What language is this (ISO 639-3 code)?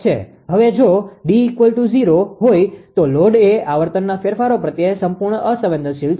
guj